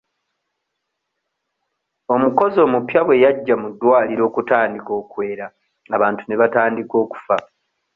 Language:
Ganda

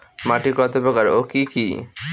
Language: Bangla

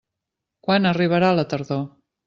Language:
Catalan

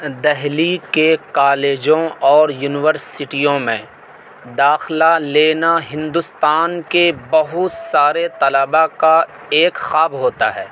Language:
Urdu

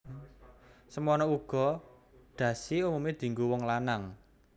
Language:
Javanese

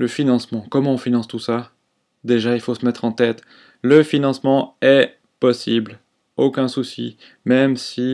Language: French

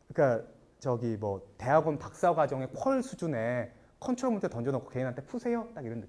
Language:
Korean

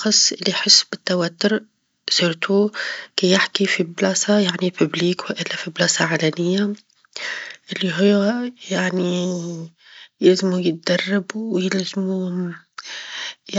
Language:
Tunisian Arabic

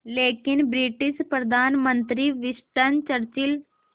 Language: Hindi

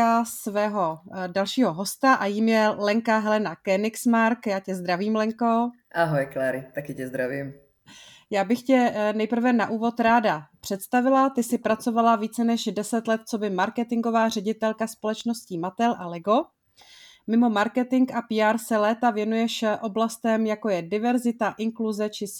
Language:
Czech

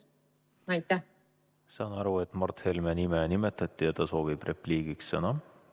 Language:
Estonian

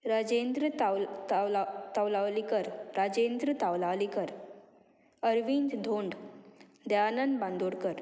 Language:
Konkani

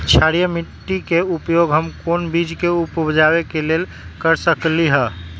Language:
Magahi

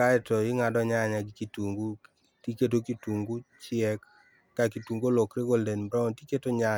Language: Luo (Kenya and Tanzania)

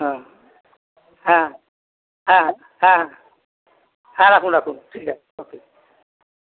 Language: Bangla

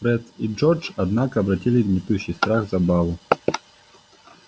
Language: Russian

